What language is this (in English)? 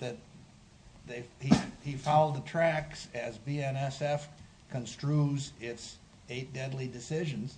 English